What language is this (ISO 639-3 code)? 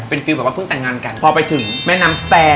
tha